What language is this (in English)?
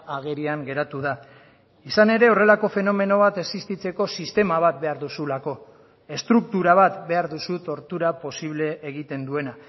Basque